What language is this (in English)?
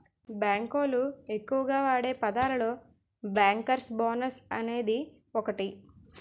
Telugu